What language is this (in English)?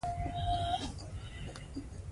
Pashto